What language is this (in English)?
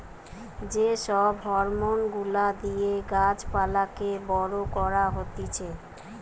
Bangla